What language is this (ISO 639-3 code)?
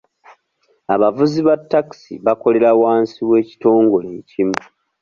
lug